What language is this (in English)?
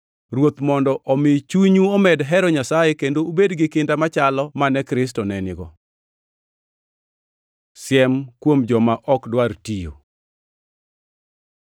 Luo (Kenya and Tanzania)